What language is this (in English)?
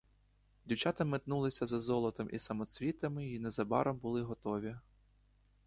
Ukrainian